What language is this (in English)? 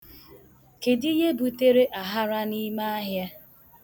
Igbo